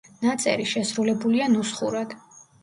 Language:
Georgian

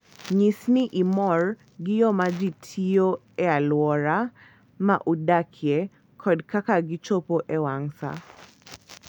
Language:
Luo (Kenya and Tanzania)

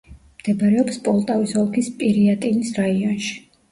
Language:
Georgian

